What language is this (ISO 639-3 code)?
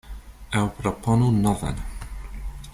epo